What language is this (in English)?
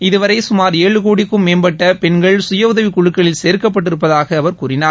Tamil